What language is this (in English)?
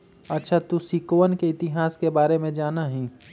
Magahi